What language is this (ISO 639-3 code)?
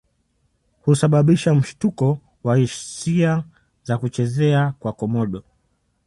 swa